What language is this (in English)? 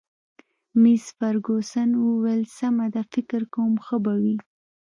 Pashto